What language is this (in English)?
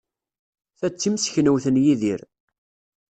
Kabyle